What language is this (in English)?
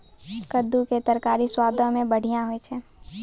Maithili